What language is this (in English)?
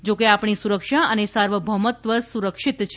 Gujarati